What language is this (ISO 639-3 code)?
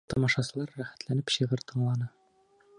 bak